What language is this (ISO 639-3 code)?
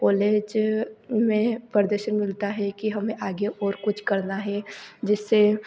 hin